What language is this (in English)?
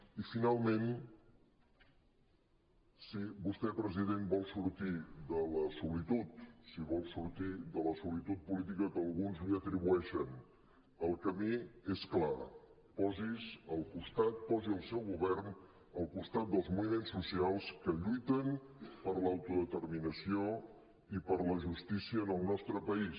Catalan